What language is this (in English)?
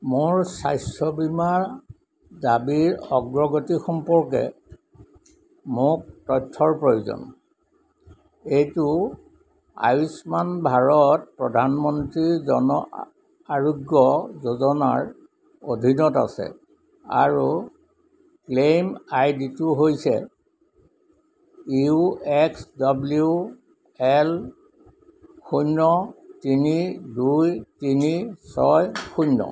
Assamese